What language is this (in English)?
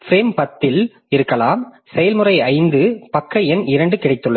Tamil